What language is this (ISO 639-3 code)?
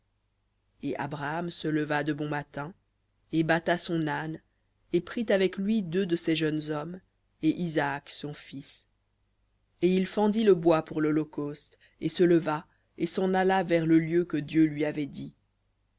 fra